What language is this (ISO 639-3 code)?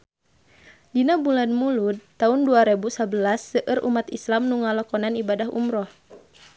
sun